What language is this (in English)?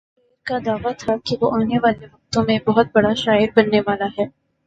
Urdu